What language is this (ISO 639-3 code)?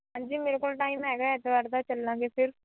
pan